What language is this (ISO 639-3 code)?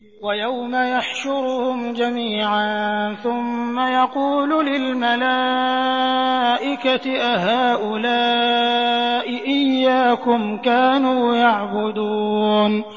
ara